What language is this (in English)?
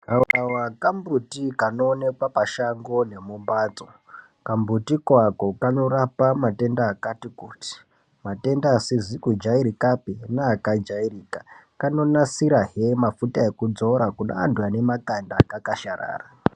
Ndau